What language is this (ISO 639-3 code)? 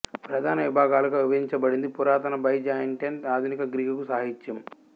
tel